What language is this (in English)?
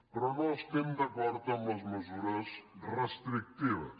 Catalan